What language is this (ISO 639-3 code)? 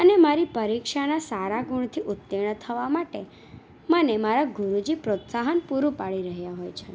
guj